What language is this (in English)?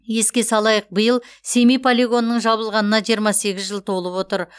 Kazakh